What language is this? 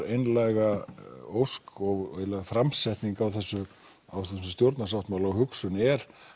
Icelandic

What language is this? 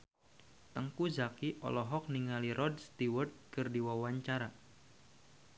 Sundanese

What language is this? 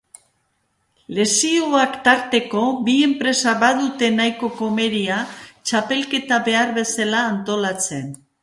Basque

